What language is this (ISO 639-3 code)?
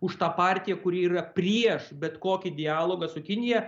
lit